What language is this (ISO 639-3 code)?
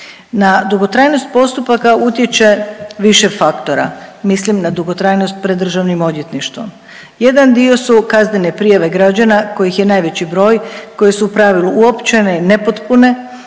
hrv